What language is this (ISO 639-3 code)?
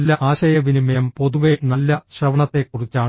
mal